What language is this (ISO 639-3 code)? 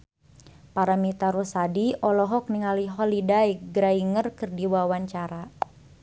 sun